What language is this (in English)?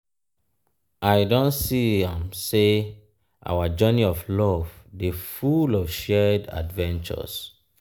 Nigerian Pidgin